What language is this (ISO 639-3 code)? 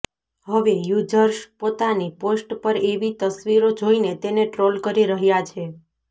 guj